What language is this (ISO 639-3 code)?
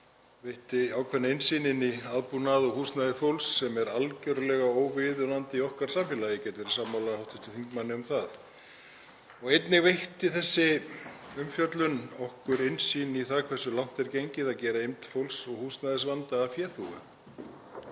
isl